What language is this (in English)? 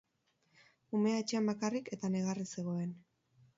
Basque